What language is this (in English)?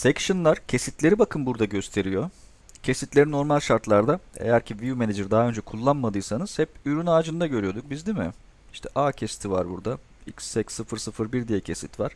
Turkish